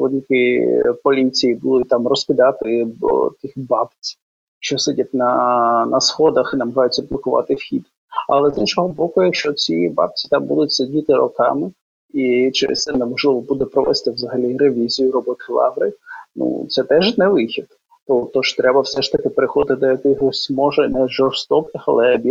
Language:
Ukrainian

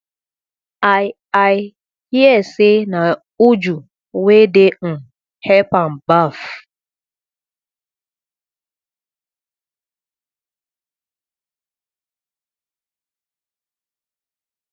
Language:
Nigerian Pidgin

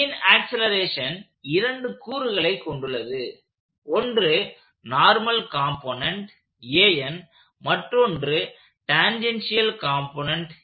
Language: Tamil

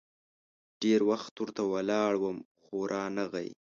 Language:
Pashto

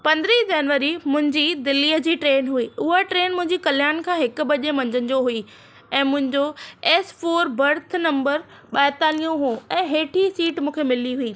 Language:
Sindhi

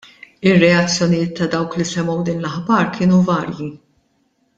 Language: Maltese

